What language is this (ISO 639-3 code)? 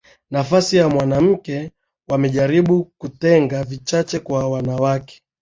swa